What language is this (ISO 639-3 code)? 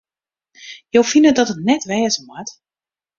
fry